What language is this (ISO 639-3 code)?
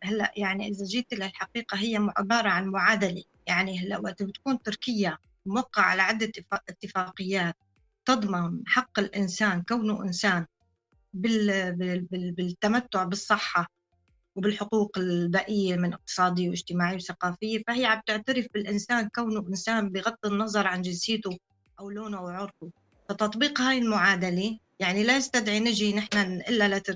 ara